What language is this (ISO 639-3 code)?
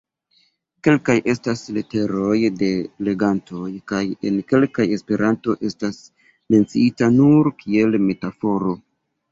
epo